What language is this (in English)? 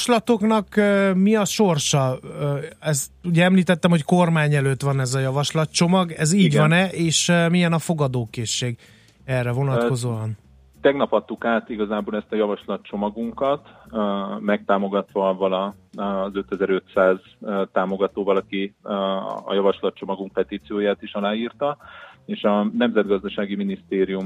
Hungarian